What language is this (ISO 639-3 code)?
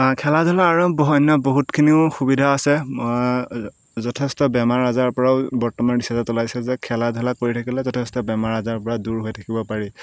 asm